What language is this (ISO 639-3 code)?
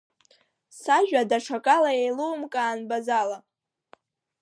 abk